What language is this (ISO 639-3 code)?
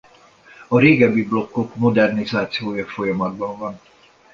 hun